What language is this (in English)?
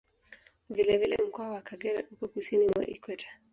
Swahili